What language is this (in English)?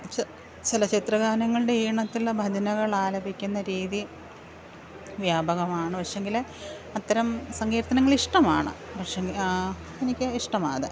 Malayalam